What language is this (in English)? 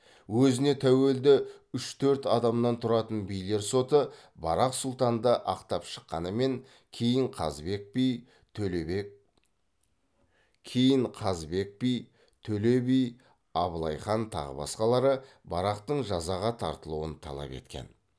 Kazakh